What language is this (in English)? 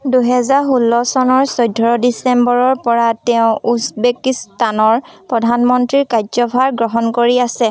Assamese